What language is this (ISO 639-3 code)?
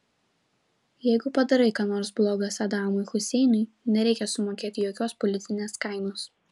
lit